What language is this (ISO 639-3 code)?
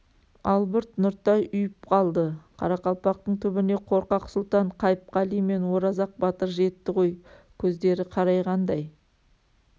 kaz